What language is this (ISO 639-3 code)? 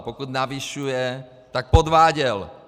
ces